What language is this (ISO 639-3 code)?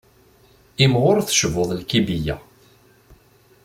kab